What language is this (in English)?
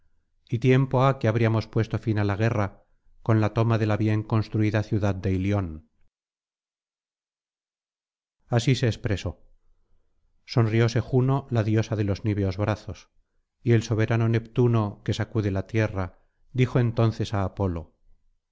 Spanish